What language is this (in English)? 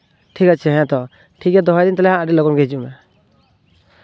Santali